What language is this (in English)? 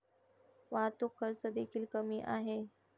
Marathi